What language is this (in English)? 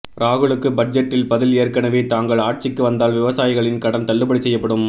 Tamil